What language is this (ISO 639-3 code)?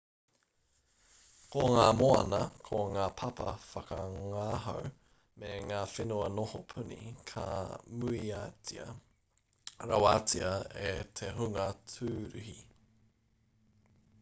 mri